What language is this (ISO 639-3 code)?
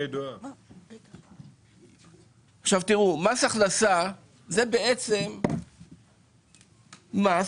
heb